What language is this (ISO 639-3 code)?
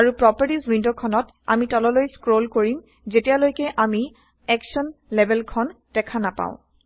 asm